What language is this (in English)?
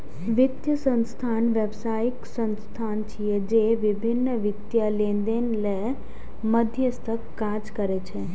Maithili